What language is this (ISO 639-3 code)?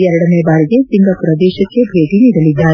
kan